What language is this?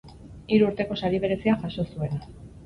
Basque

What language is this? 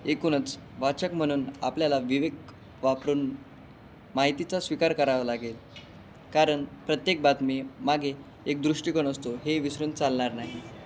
Marathi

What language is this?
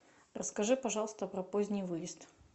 Russian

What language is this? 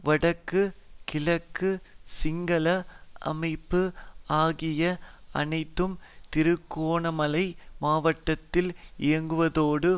Tamil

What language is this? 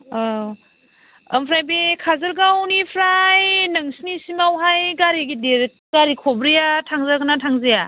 Bodo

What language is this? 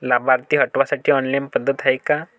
Marathi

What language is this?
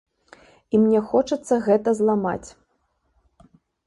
Belarusian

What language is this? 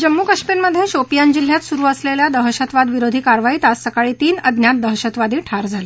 Marathi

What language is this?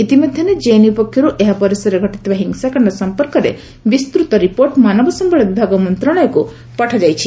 Odia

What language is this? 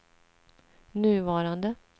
Swedish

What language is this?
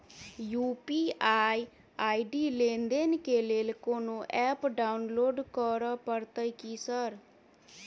Maithili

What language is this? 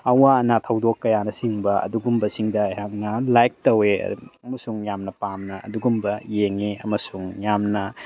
Manipuri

